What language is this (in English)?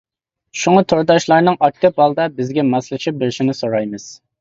Uyghur